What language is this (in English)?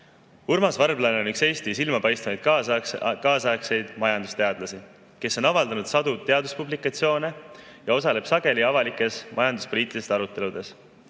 Estonian